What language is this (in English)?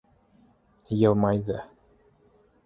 Bashkir